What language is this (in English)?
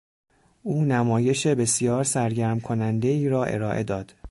Persian